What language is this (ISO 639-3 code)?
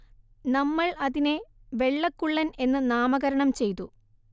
mal